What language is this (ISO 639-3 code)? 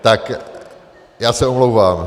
ces